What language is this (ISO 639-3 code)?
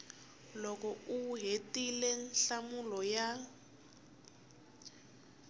tso